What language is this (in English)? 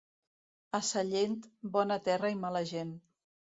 Catalan